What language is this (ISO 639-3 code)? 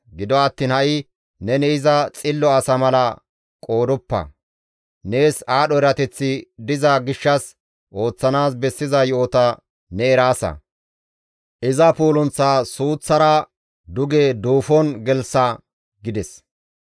gmv